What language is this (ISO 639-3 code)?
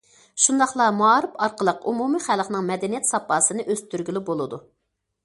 uig